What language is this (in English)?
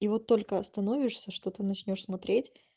Russian